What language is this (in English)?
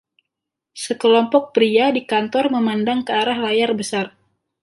Indonesian